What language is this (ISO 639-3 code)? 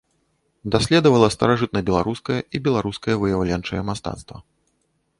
bel